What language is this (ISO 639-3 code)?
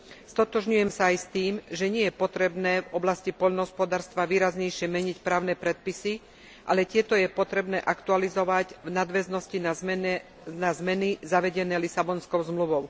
slk